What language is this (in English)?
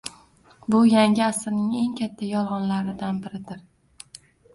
Uzbek